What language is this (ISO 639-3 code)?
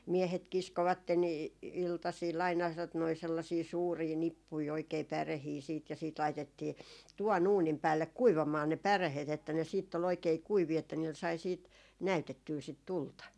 fin